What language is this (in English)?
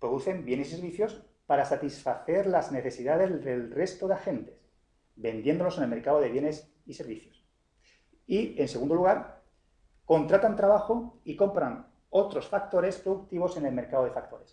Spanish